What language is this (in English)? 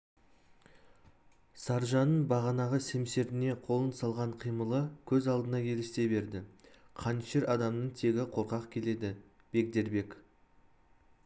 Kazakh